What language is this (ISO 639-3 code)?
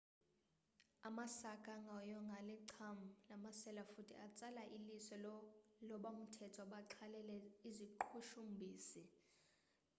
xho